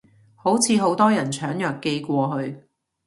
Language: Cantonese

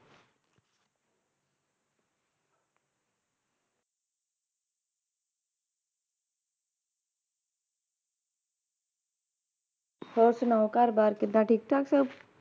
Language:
Punjabi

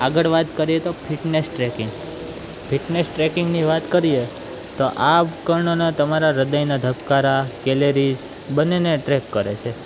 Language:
Gujarati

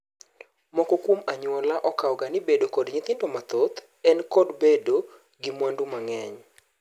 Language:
Luo (Kenya and Tanzania)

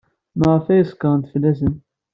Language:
Kabyle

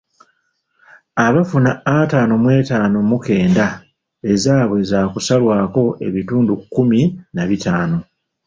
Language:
Ganda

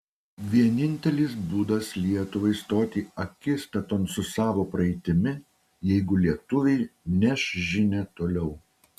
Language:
Lithuanian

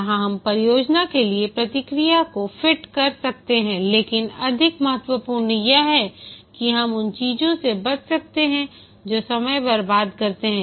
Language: Hindi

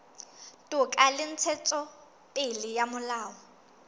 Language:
Southern Sotho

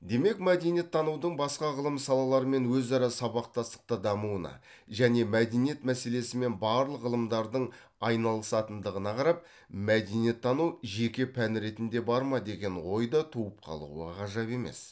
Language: Kazakh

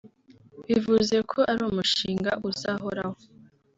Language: Kinyarwanda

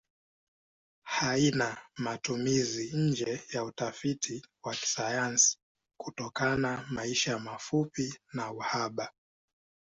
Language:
Swahili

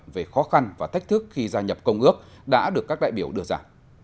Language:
Vietnamese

